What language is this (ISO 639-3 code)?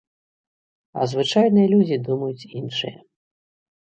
bel